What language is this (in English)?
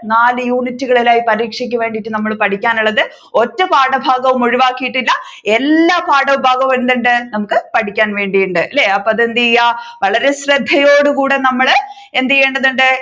Malayalam